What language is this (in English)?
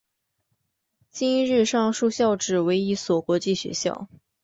Chinese